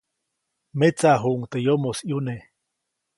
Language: Copainalá Zoque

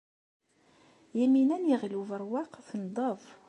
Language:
Kabyle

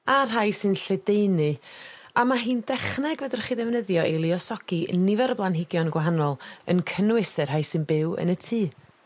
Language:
Welsh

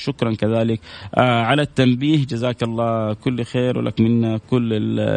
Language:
Arabic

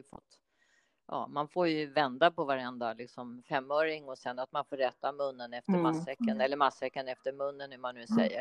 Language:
Swedish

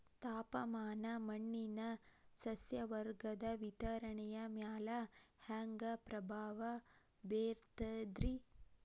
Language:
Kannada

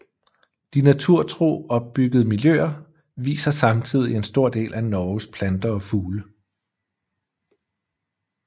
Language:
Danish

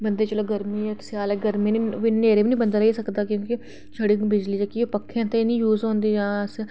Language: Dogri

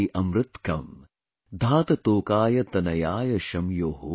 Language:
English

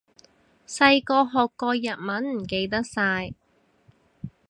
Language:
Cantonese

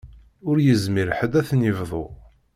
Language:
Kabyle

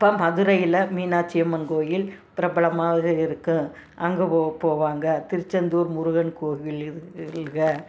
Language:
Tamil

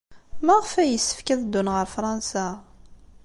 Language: Kabyle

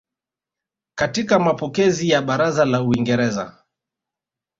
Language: Swahili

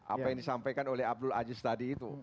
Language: Indonesian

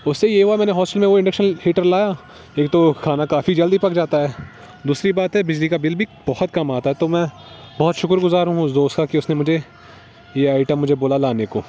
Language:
Urdu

